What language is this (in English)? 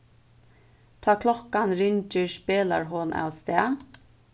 Faroese